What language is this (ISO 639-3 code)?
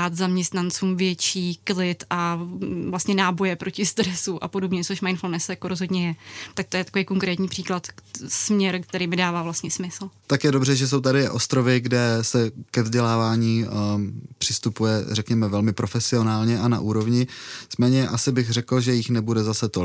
ces